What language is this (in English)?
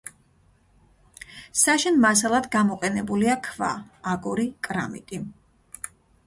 Georgian